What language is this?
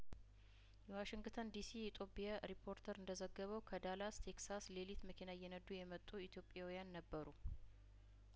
Amharic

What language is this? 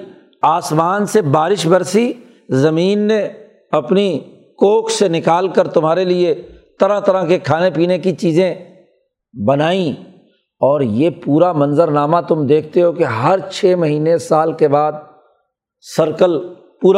Urdu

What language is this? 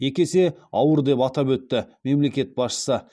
Kazakh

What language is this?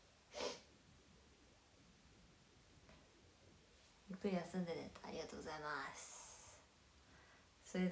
Japanese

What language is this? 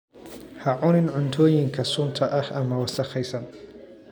Somali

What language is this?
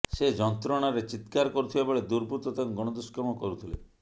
Odia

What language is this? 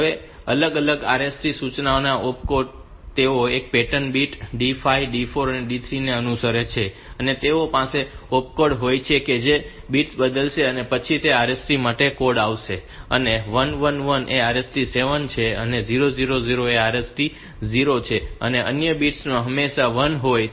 Gujarati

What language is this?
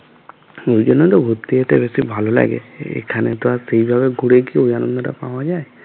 Bangla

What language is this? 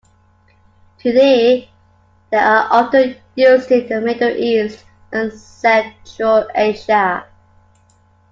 English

